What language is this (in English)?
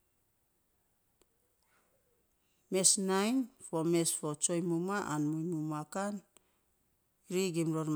Saposa